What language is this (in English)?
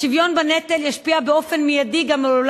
Hebrew